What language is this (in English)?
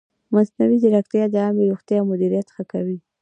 Pashto